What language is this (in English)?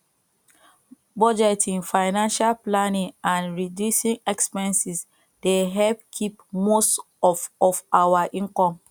Nigerian Pidgin